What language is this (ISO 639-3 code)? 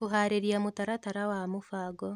kik